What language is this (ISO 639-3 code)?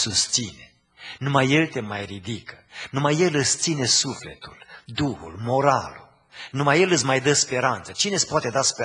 ron